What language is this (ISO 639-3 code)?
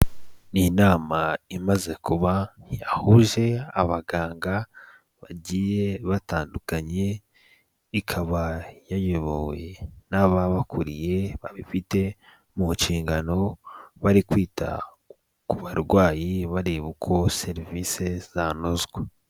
kin